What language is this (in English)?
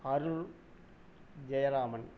Tamil